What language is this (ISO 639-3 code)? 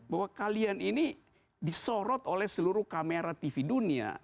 ind